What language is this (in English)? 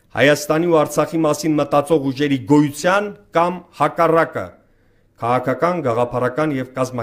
Romanian